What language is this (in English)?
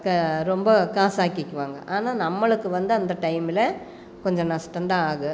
Tamil